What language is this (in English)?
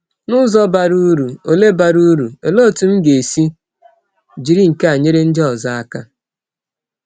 Igbo